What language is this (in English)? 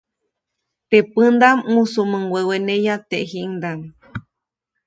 Copainalá Zoque